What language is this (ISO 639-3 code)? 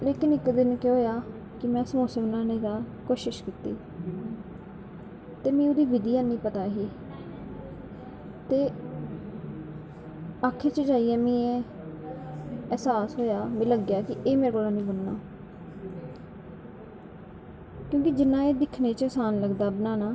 doi